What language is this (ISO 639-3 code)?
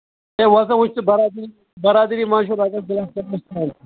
kas